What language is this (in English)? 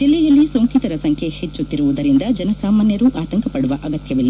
Kannada